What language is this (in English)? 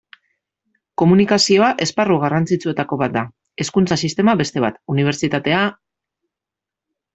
Basque